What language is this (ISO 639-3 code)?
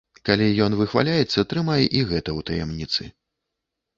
bel